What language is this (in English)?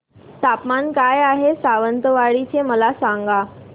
Marathi